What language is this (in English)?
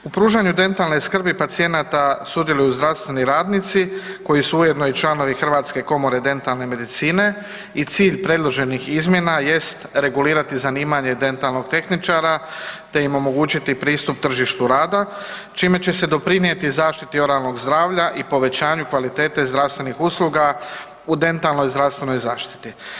Croatian